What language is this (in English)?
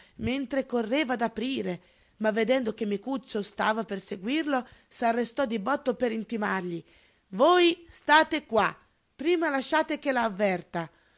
Italian